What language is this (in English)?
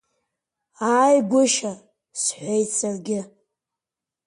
Abkhazian